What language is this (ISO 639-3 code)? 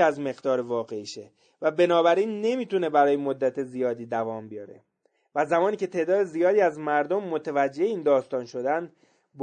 fas